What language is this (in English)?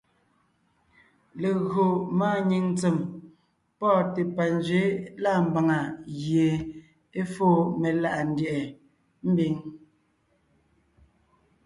Ngiemboon